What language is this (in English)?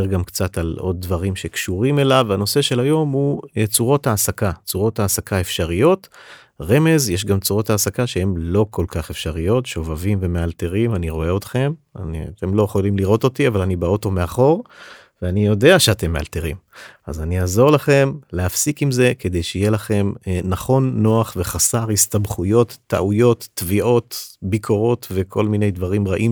Hebrew